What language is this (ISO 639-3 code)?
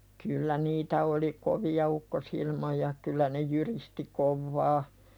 fin